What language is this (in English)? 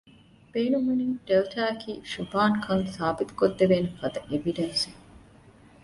Divehi